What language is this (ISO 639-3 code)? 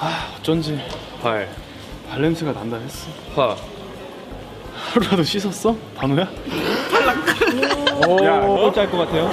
kor